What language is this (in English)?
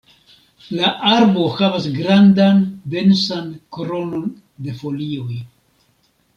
Esperanto